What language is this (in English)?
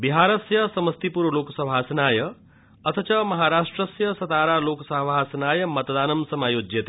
Sanskrit